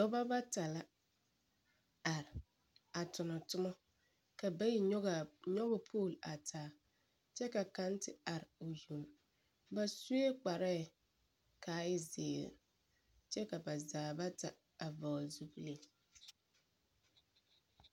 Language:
Southern Dagaare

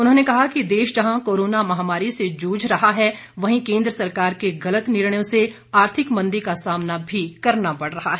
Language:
Hindi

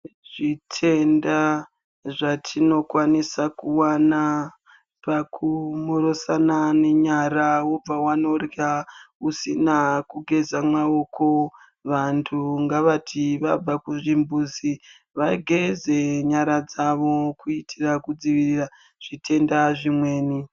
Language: Ndau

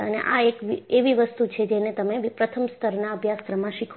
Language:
Gujarati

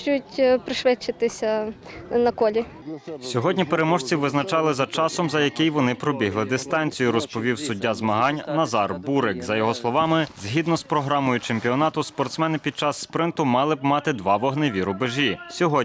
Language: Ukrainian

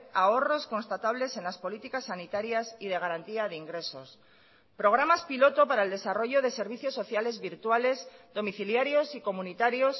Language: Spanish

